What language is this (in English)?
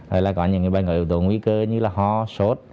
Vietnamese